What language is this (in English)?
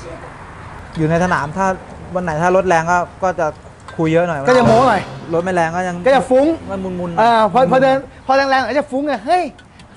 Thai